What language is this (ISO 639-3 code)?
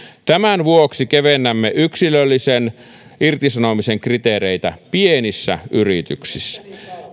fin